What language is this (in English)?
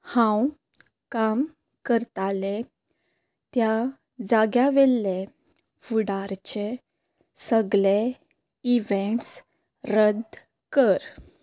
Konkani